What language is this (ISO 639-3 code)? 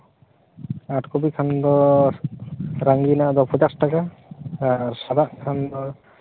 sat